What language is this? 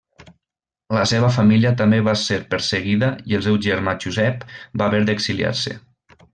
Catalan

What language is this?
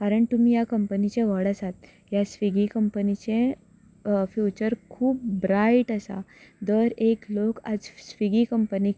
Konkani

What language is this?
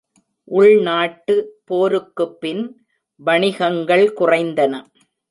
Tamil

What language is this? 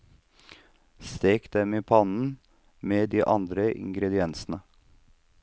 Norwegian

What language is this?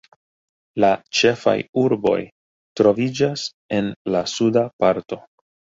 Esperanto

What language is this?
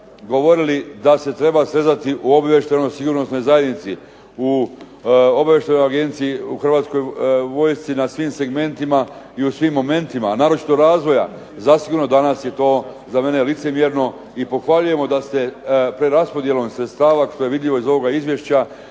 Croatian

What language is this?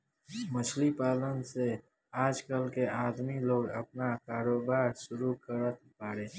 Bhojpuri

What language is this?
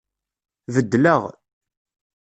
Kabyle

